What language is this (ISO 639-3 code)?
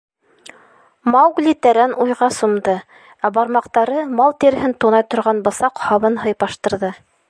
bak